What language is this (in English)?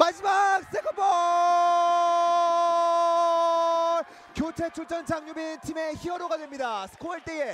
Korean